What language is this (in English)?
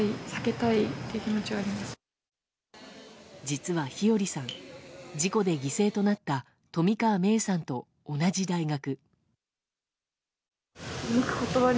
Japanese